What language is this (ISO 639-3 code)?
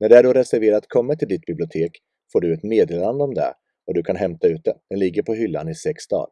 swe